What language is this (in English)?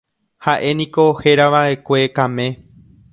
Guarani